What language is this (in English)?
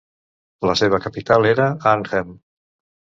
Catalan